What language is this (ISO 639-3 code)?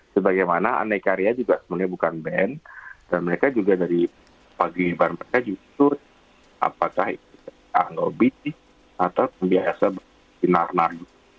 ind